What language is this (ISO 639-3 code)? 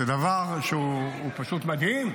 heb